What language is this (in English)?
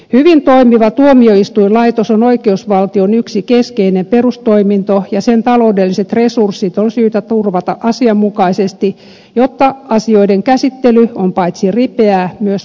Finnish